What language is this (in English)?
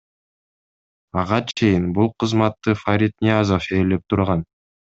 Kyrgyz